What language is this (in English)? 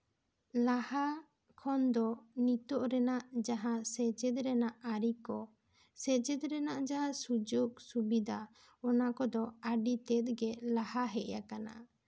Santali